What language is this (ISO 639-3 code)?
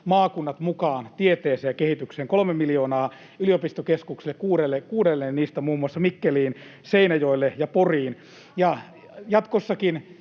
fin